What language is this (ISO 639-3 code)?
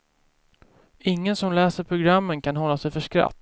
swe